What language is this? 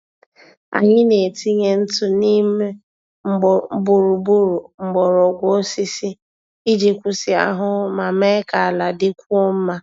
Igbo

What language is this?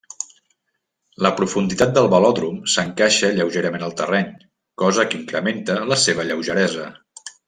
Catalan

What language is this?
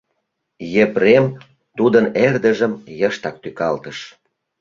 Mari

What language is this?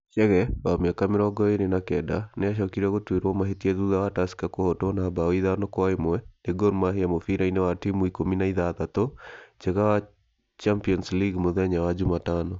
Kikuyu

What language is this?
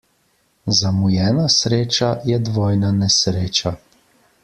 Slovenian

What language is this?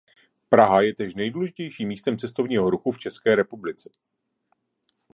Czech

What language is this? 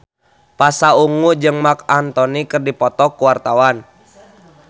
Sundanese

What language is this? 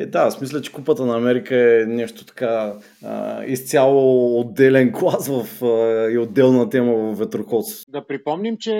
Bulgarian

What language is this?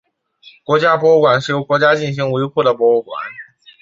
Chinese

